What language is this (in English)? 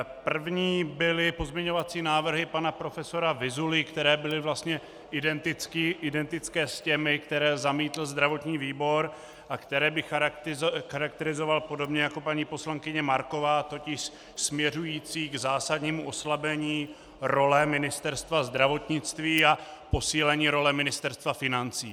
Czech